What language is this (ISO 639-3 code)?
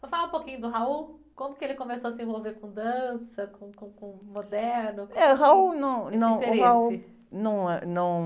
por